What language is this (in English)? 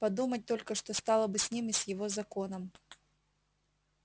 Russian